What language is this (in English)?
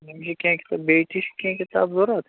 Kashmiri